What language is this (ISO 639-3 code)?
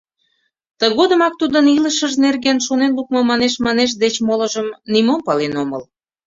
chm